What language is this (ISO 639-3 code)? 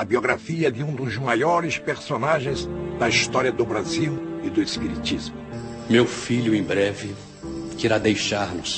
por